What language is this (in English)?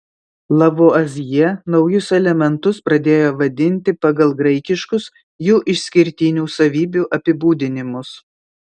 Lithuanian